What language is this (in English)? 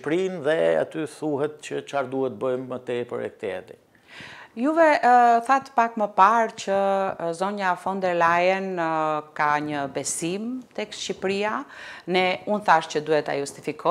Romanian